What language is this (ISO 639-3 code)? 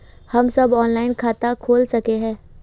mag